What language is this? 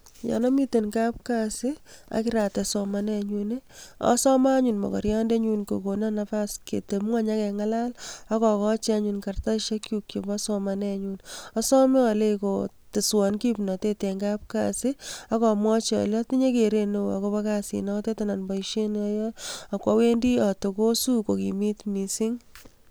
Kalenjin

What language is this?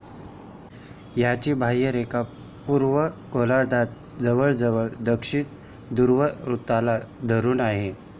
Marathi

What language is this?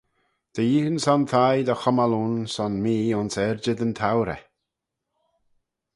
Manx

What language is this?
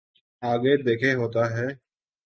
Urdu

